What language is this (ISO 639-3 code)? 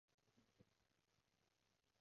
yue